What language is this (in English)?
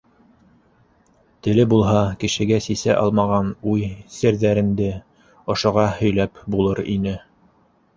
Bashkir